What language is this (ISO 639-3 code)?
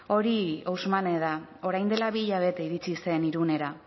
eus